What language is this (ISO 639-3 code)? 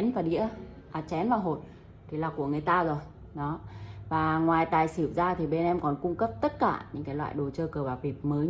vie